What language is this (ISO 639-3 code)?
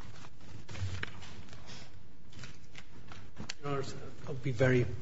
eng